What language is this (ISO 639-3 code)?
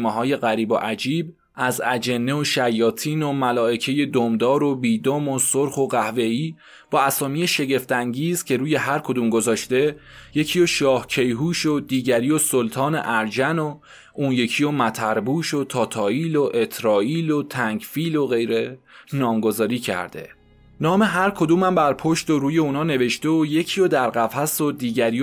fas